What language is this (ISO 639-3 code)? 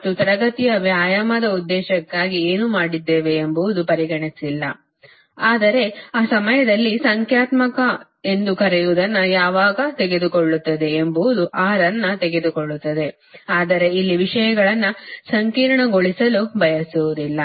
kan